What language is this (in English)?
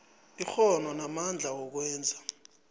South Ndebele